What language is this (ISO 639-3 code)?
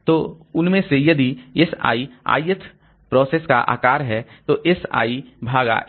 hin